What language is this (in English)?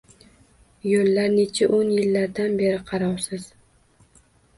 Uzbek